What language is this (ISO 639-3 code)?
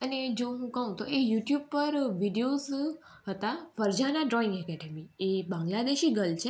guj